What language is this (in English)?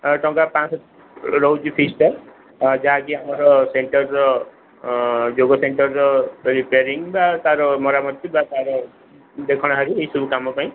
Odia